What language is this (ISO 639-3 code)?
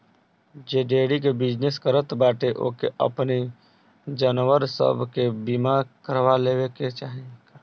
bho